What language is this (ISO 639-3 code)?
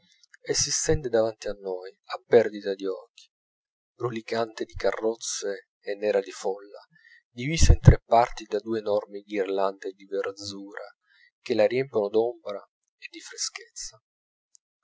ita